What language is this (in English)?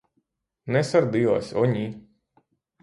Ukrainian